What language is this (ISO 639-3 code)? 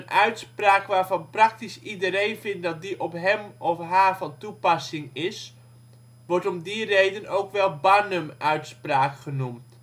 nld